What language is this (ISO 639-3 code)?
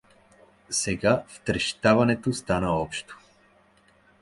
bul